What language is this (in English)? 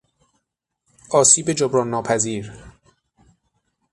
Persian